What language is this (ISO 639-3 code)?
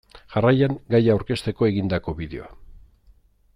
eus